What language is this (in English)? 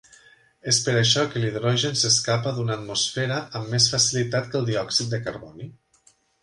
Catalan